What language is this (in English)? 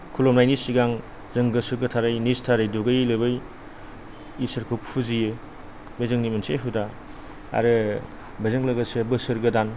Bodo